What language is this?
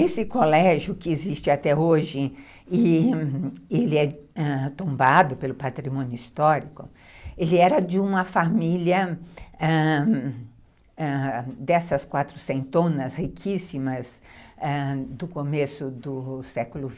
Portuguese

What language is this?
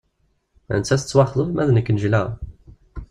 Kabyle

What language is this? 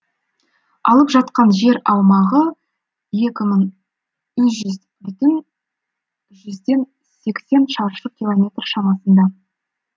Kazakh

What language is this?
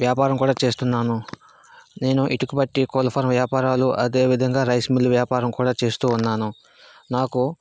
Telugu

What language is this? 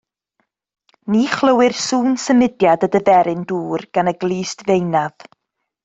Welsh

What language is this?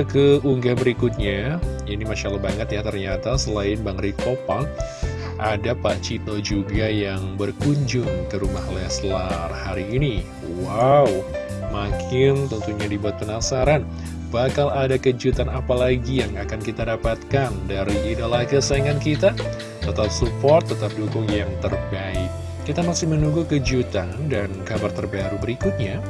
Indonesian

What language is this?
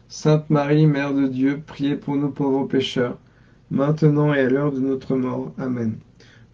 French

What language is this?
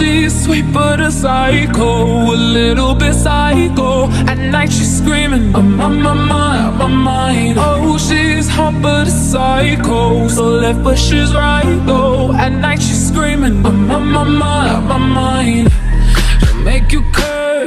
Malay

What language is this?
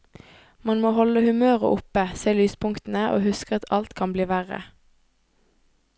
Norwegian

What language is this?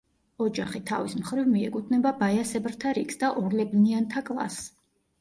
Georgian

